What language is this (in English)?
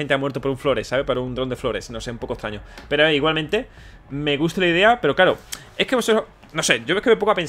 Spanish